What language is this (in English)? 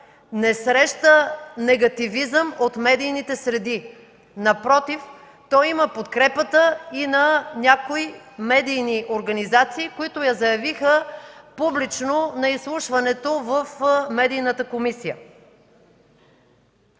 Bulgarian